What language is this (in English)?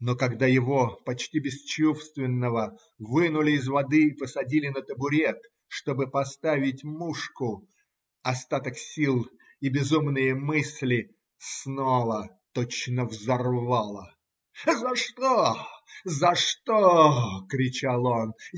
Russian